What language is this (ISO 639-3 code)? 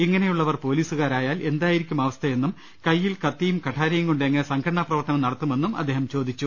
mal